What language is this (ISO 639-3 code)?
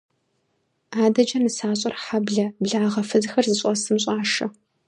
kbd